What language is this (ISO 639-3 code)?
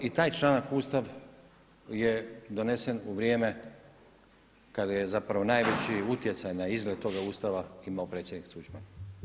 hrv